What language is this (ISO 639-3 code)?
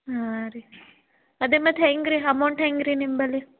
kan